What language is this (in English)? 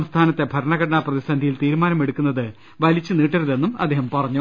Malayalam